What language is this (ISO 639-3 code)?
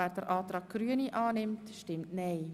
gsw